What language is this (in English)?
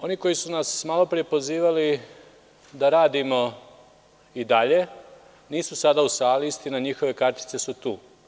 Serbian